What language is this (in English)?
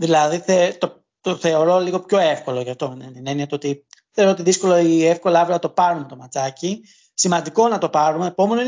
Greek